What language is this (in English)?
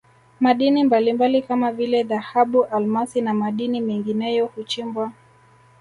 Swahili